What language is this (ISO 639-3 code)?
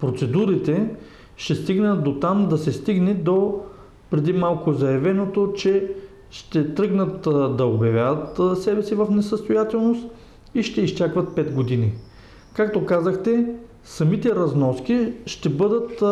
bul